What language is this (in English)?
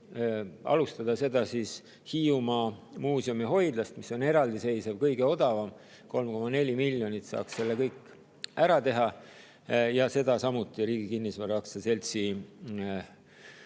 Estonian